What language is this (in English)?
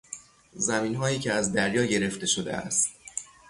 Persian